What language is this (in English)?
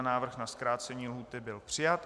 Czech